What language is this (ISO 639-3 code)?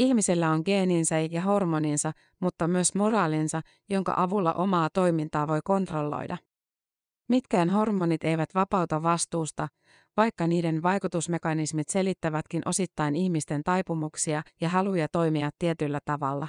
fin